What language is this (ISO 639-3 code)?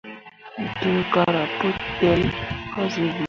mua